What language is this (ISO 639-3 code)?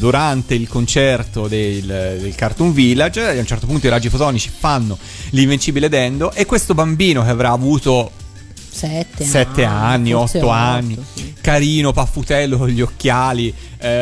ita